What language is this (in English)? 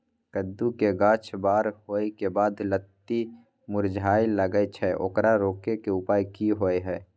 Maithili